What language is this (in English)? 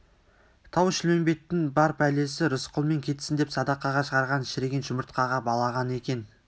Kazakh